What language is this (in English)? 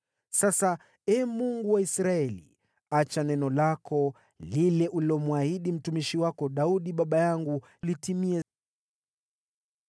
Swahili